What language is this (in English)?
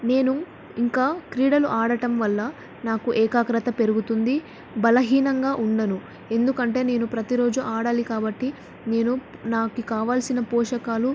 Telugu